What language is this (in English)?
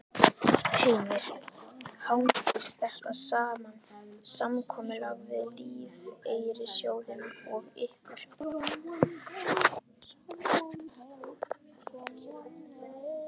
Icelandic